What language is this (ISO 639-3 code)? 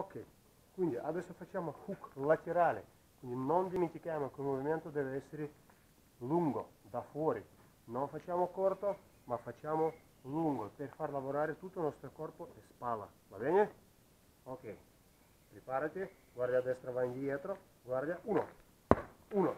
ita